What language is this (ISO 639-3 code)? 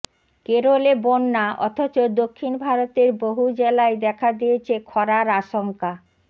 ben